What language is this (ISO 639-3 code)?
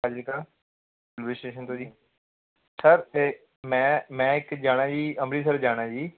pan